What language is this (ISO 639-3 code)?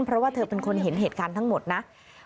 tha